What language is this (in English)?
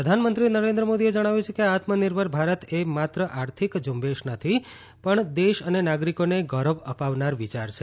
Gujarati